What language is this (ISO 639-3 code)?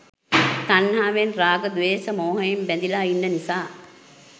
sin